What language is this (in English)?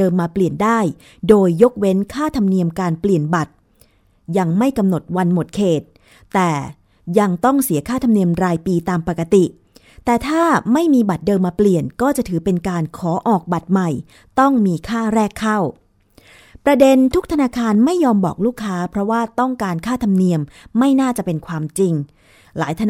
Thai